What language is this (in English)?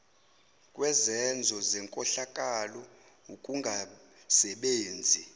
Zulu